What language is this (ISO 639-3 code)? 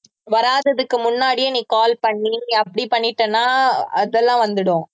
tam